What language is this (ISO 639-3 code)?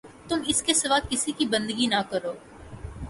urd